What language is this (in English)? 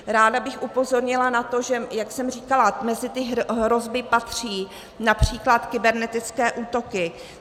Czech